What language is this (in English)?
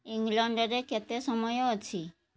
Odia